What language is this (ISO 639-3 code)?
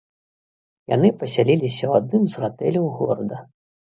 bel